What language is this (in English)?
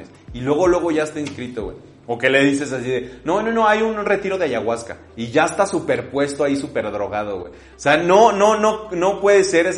Spanish